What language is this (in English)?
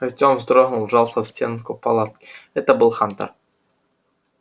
Russian